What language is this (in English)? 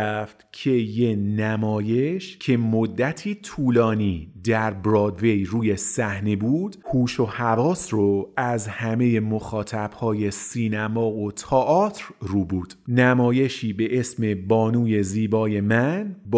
Persian